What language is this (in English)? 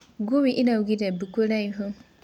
Kikuyu